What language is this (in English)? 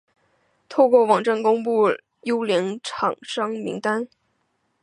Chinese